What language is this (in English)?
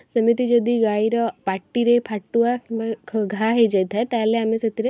Odia